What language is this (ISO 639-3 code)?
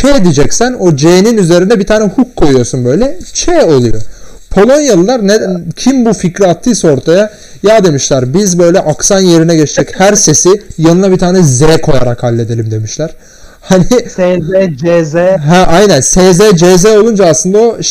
tur